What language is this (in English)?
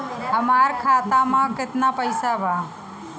Bhojpuri